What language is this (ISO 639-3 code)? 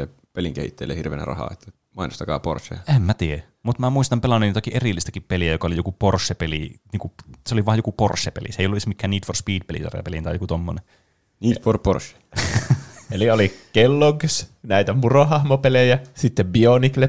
fin